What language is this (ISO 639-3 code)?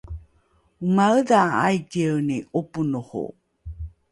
dru